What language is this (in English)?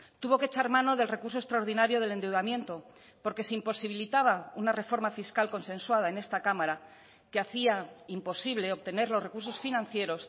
Spanish